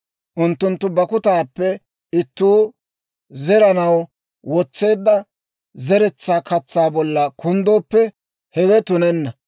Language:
Dawro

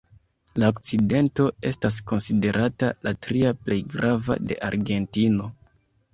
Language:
Esperanto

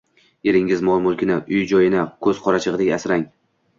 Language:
Uzbek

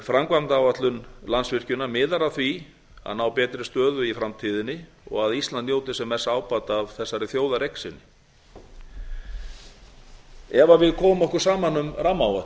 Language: Icelandic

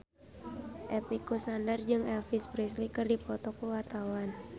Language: Sundanese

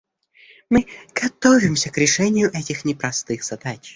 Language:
Russian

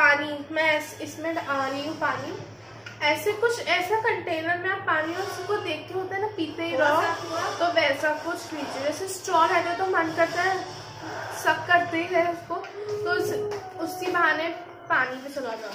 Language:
Hindi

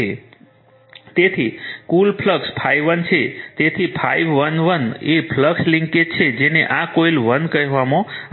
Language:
Gujarati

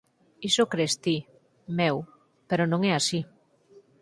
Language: Galician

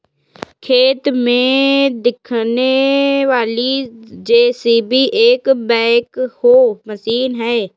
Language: Hindi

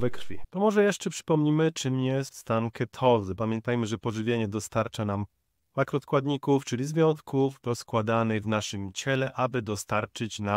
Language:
Polish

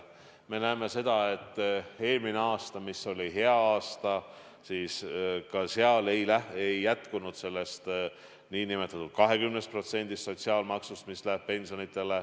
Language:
Estonian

